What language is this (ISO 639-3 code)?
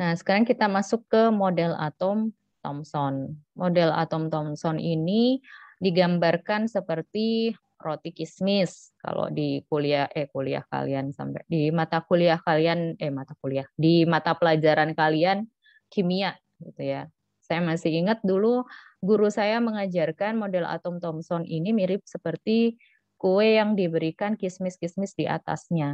ind